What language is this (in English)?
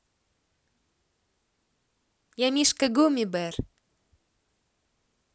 Russian